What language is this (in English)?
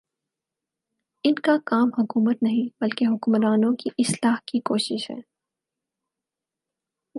Urdu